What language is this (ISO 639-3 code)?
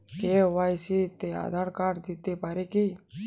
ben